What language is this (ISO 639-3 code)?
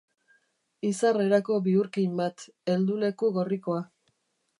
eus